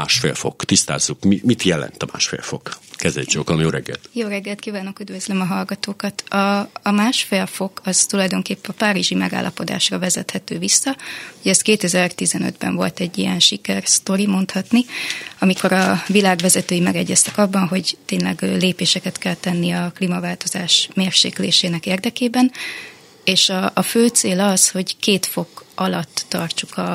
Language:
Hungarian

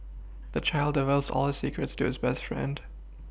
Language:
English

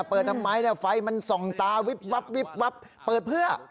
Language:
Thai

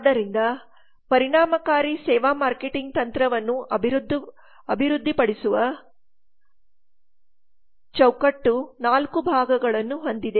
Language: Kannada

